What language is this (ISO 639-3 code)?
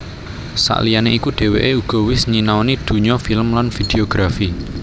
jav